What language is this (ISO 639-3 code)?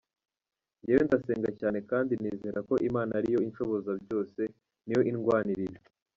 kin